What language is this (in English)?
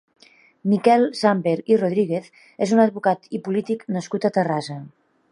Catalan